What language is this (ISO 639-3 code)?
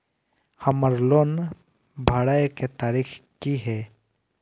mai